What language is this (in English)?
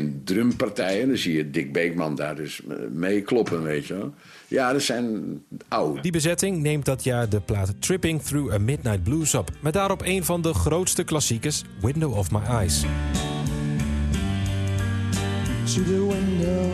Dutch